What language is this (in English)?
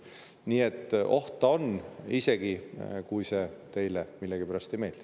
Estonian